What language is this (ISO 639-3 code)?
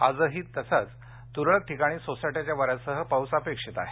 mar